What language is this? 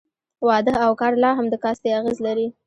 Pashto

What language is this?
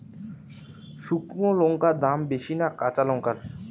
Bangla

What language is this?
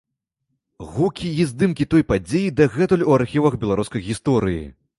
Belarusian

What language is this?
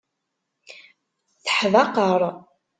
Kabyle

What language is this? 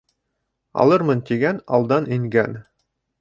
Bashkir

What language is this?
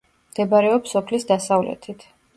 Georgian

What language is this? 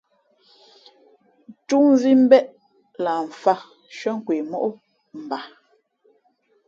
Fe'fe'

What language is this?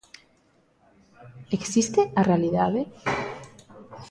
Galician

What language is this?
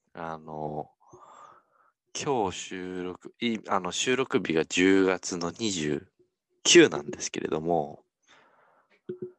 Japanese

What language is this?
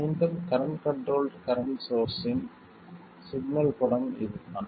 Tamil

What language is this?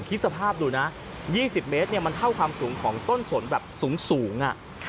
Thai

